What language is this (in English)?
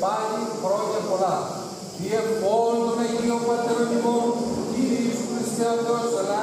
Greek